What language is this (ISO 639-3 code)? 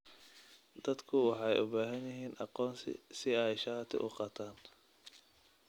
som